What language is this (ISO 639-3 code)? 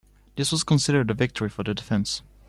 eng